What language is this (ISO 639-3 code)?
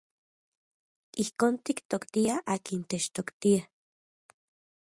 ncx